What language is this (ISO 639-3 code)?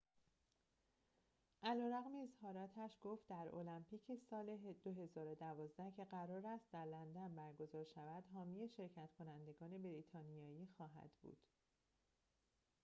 fas